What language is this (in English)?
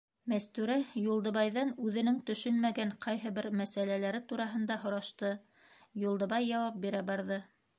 Bashkir